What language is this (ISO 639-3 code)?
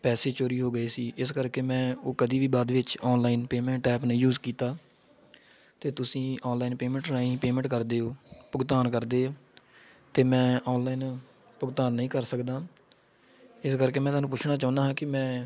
pan